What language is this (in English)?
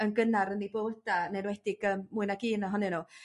Welsh